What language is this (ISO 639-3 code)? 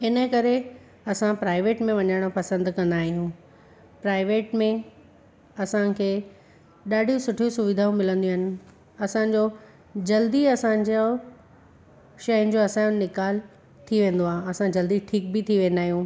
snd